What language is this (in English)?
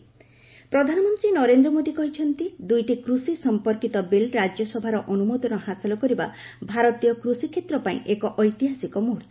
Odia